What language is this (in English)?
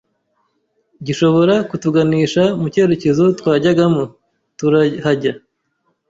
Kinyarwanda